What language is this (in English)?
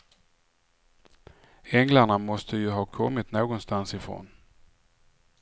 Swedish